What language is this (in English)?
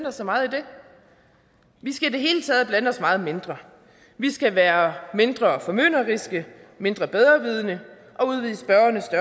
Danish